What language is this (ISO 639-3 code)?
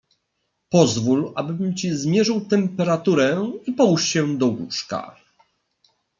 pol